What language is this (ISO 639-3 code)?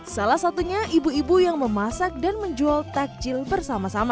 ind